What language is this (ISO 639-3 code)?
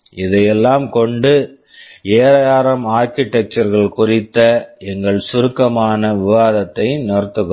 tam